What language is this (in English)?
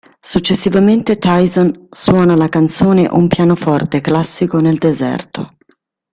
Italian